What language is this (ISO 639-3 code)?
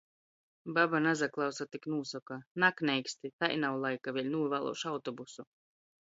ltg